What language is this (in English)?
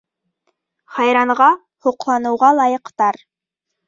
Bashkir